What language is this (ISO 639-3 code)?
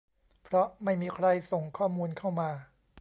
tha